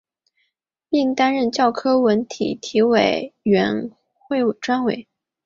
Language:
Chinese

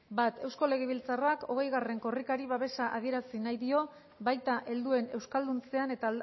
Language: Basque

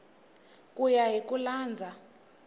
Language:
Tsonga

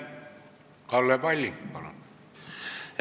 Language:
Estonian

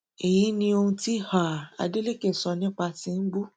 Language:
Yoruba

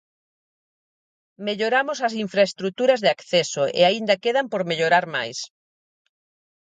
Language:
Galician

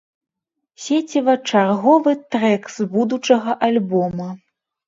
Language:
Belarusian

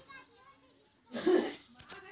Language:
Magahi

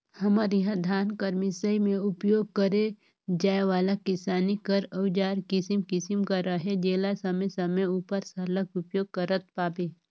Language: Chhattisgarhi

